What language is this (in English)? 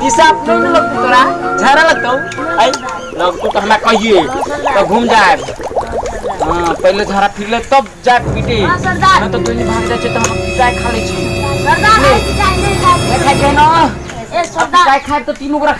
Indonesian